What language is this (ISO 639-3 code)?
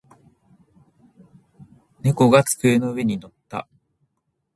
jpn